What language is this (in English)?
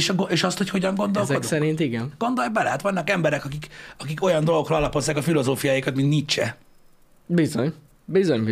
Hungarian